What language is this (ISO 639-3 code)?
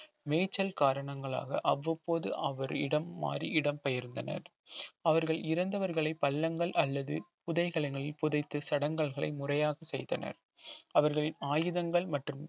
tam